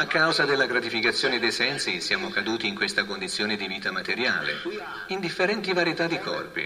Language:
Italian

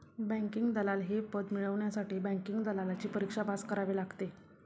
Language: Marathi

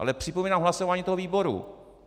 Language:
Czech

